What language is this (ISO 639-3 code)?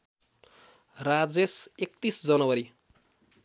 nep